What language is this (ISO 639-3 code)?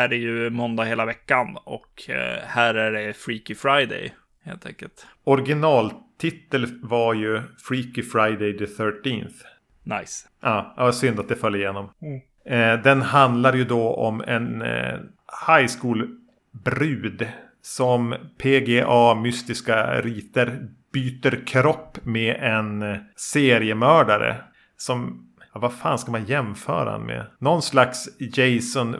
swe